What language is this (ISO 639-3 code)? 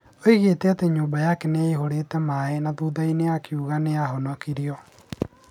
kik